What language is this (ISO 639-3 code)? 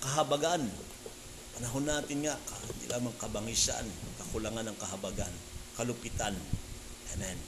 fil